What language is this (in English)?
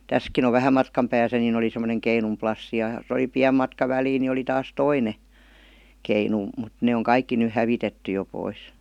Finnish